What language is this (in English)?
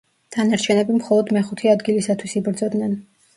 Georgian